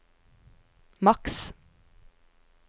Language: Norwegian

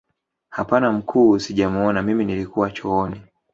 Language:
Swahili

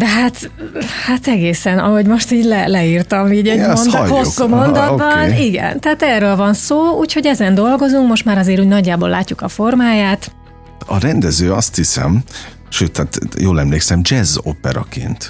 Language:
Hungarian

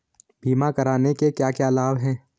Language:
Hindi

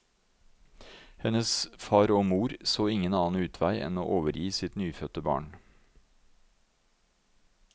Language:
Norwegian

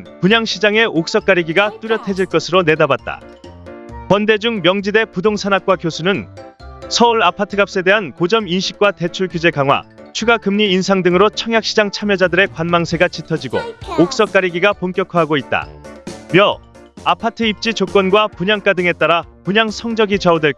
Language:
Korean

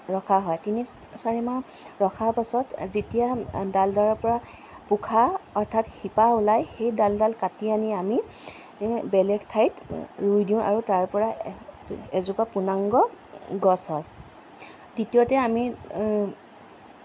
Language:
Assamese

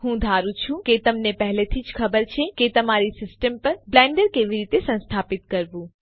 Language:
Gujarati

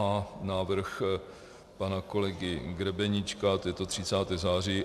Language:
Czech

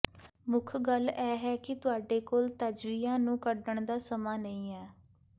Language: Punjabi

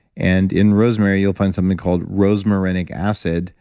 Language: English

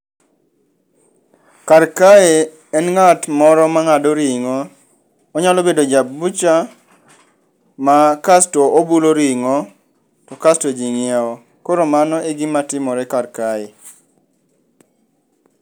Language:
Luo (Kenya and Tanzania)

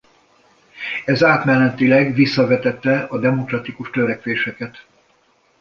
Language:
Hungarian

